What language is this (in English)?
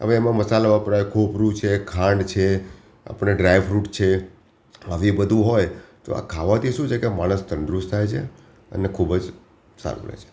Gujarati